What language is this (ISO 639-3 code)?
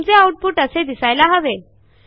mar